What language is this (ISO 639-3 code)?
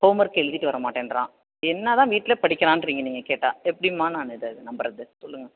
tam